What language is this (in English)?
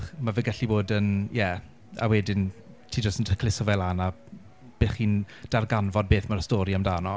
Welsh